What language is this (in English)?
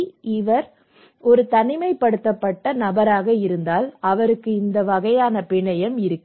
Tamil